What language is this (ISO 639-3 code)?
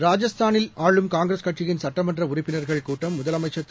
tam